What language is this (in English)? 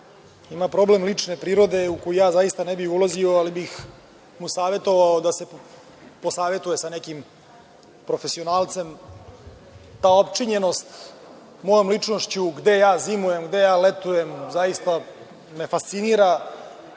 Serbian